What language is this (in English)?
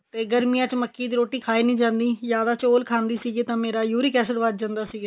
Punjabi